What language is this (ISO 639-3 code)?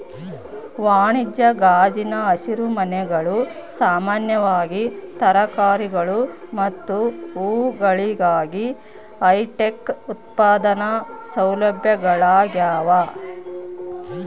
kan